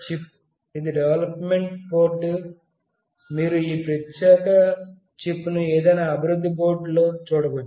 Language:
Telugu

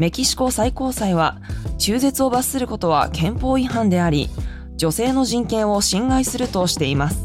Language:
Japanese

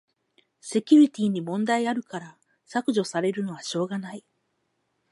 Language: Japanese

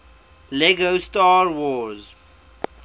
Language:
English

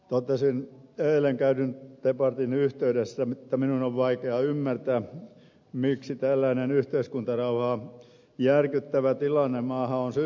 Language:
Finnish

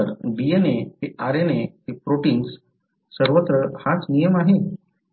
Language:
Marathi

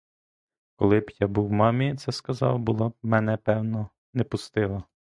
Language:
Ukrainian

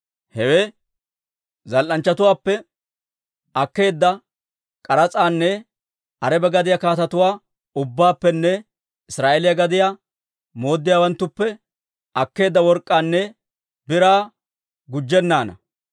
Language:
Dawro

